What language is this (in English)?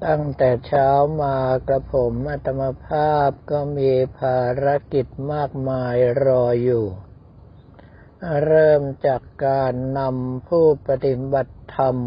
Thai